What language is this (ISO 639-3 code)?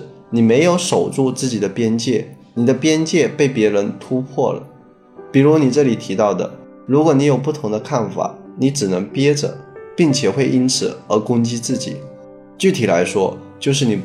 zho